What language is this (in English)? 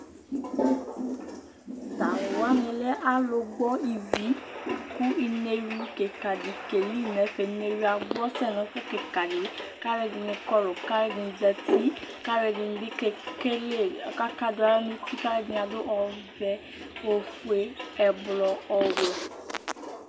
Ikposo